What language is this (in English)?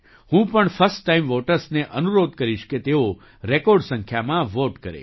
Gujarati